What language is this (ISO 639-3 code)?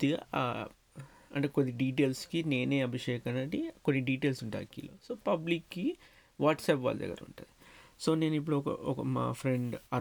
tel